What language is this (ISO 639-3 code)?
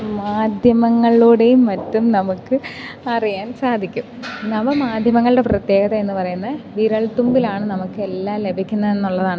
mal